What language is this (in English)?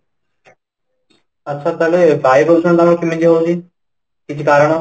Odia